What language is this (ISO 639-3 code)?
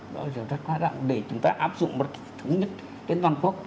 vie